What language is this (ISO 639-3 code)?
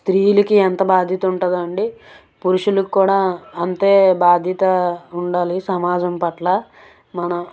tel